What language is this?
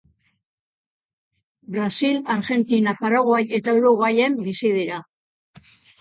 Basque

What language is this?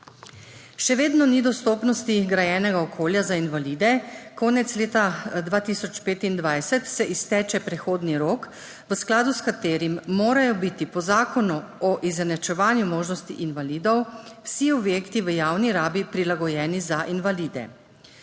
Slovenian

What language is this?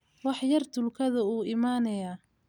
Somali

